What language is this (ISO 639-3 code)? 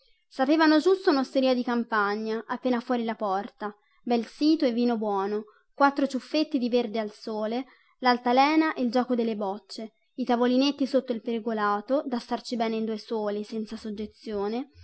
ita